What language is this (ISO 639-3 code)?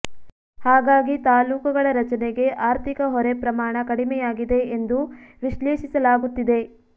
kan